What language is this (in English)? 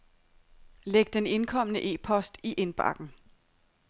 Danish